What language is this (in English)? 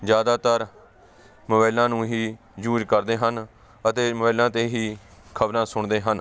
Punjabi